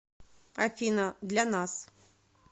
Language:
Russian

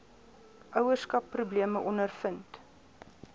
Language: Afrikaans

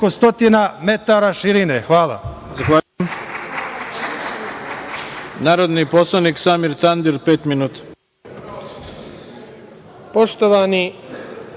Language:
Serbian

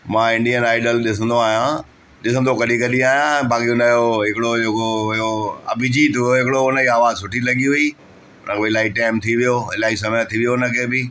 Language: Sindhi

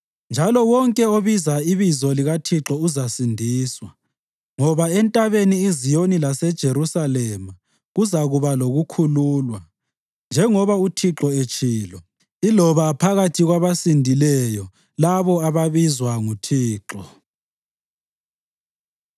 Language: North Ndebele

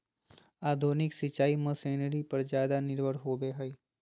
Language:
Magahi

